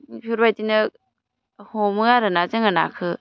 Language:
Bodo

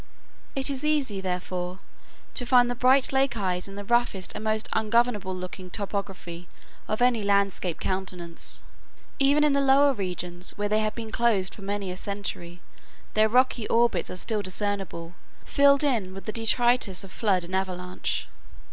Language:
English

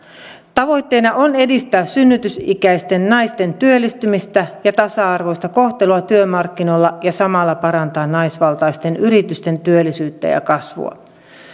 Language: Finnish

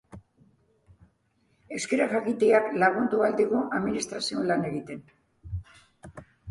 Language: Basque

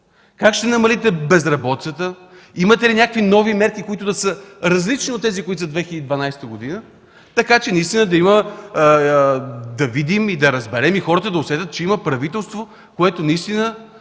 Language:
Bulgarian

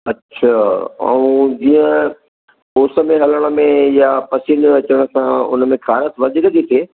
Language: Sindhi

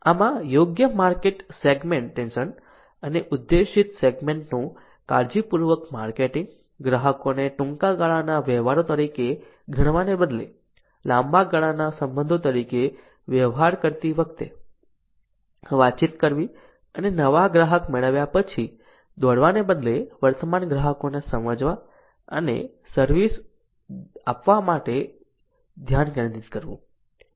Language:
Gujarati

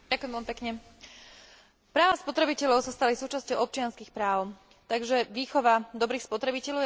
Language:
Slovak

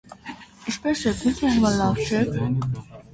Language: Armenian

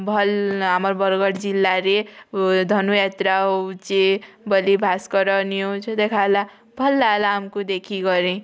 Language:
Odia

